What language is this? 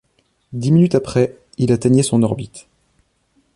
French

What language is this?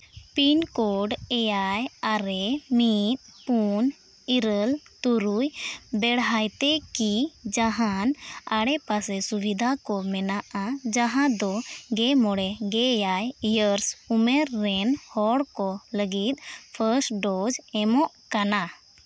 Santali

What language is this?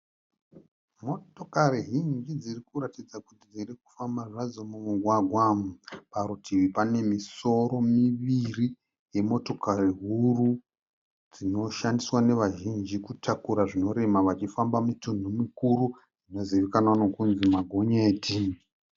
Shona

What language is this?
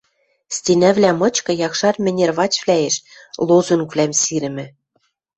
Western Mari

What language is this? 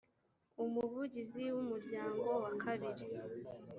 Kinyarwanda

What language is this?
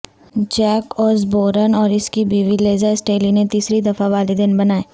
Urdu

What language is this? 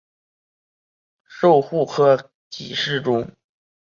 Chinese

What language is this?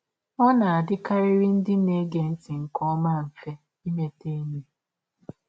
Igbo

